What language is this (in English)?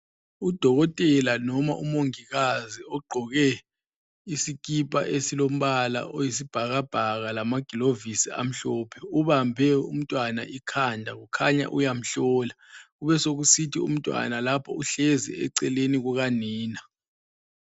North Ndebele